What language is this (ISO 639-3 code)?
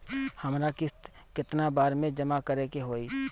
bho